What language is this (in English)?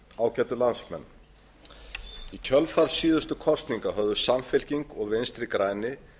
Icelandic